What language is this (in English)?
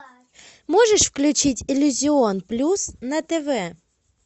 Russian